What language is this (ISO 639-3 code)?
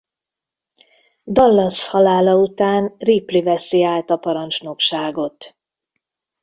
hun